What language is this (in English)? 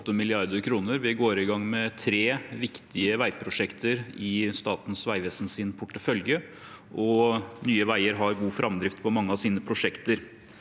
Norwegian